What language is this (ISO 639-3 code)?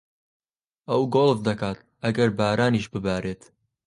ckb